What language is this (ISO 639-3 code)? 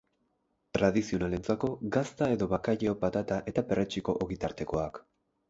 eus